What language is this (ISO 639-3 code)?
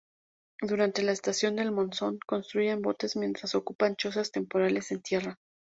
spa